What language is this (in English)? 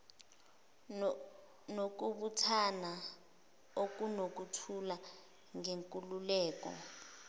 Zulu